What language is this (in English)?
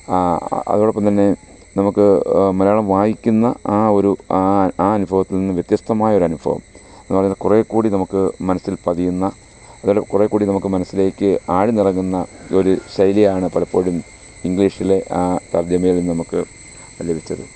Malayalam